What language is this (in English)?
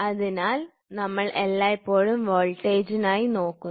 Malayalam